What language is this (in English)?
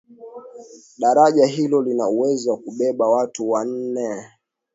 Swahili